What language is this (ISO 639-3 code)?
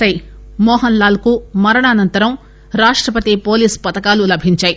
tel